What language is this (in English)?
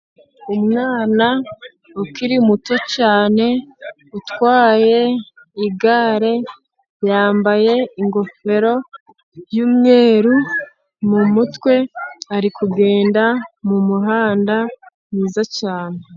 Kinyarwanda